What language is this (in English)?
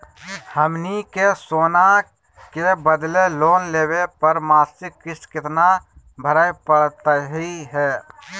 Magahi